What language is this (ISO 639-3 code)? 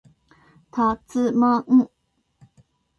jpn